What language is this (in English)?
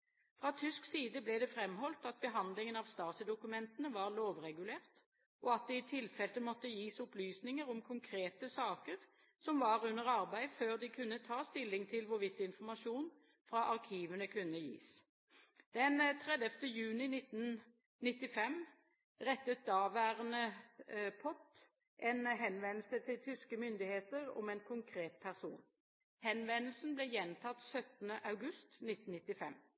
Norwegian Bokmål